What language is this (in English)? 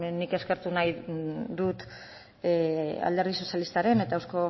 Basque